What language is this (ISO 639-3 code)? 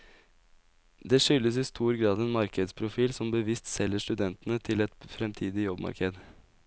nor